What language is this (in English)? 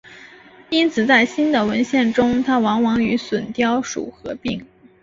Chinese